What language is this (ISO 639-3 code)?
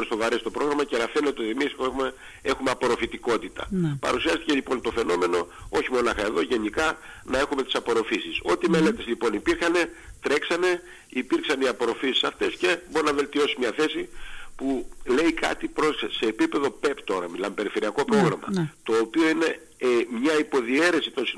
ell